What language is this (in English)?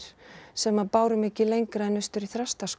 Icelandic